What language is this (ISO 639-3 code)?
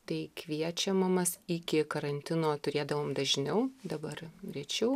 lit